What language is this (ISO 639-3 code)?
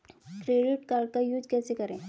hin